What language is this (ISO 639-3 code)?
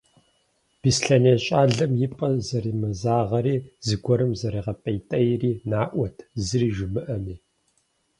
kbd